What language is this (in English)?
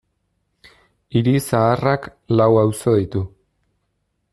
Basque